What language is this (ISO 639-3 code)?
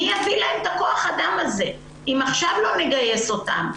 heb